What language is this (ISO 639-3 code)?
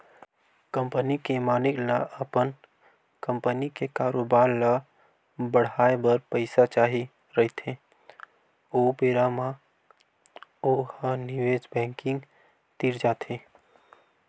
hne